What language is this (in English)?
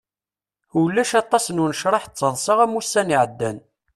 Kabyle